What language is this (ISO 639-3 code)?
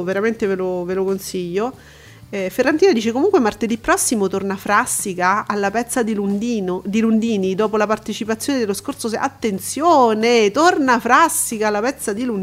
ita